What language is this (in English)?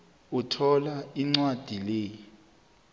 South Ndebele